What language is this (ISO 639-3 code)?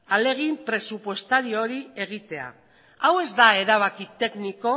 eus